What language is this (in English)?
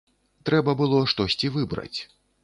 Belarusian